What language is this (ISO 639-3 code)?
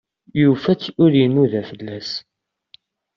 kab